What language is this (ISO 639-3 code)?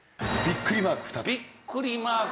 jpn